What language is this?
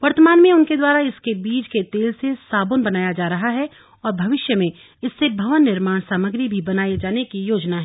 Hindi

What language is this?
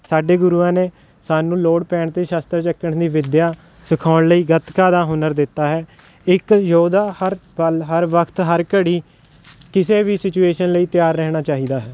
Punjabi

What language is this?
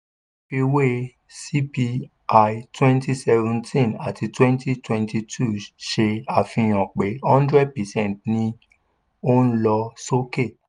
Yoruba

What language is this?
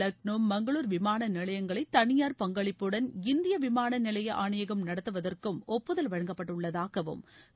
Tamil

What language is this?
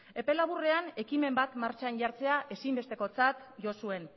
Basque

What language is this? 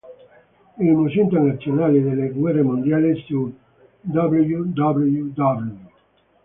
Italian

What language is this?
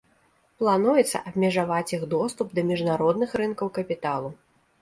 Belarusian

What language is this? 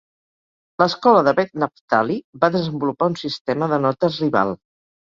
Catalan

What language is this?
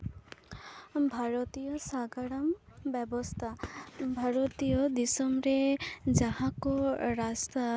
Santali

